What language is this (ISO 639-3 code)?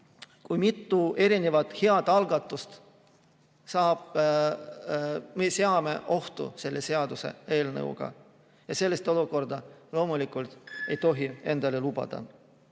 est